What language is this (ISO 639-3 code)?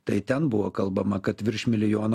lit